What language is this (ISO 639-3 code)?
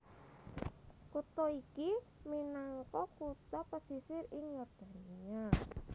jav